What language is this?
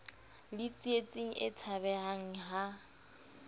Southern Sotho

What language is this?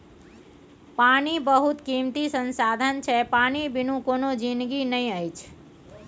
Maithili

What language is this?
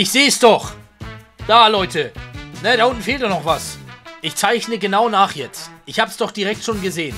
German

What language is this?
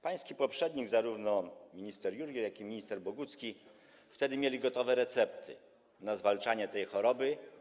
Polish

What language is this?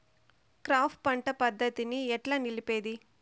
Telugu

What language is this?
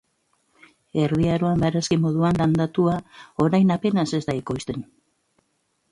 Basque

